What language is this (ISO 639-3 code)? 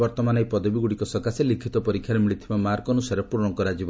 ori